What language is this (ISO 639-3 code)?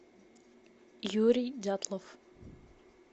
rus